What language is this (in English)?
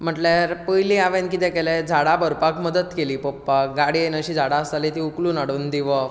Konkani